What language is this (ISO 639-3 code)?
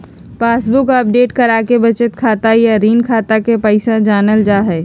mag